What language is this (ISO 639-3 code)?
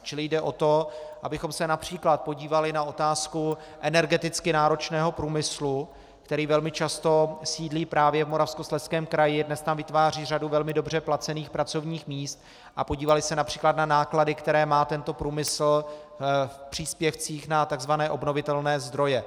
ces